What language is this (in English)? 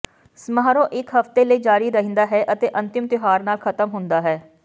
Punjabi